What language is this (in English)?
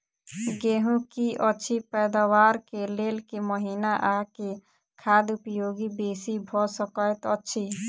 Maithili